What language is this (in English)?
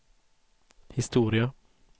Swedish